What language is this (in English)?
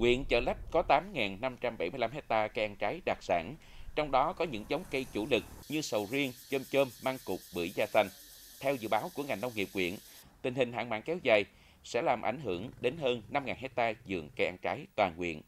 Vietnamese